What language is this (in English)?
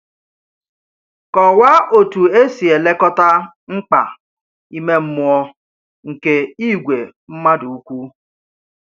Igbo